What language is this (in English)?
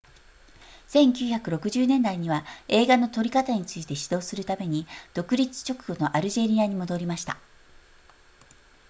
Japanese